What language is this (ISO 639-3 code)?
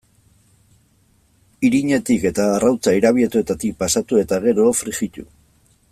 eus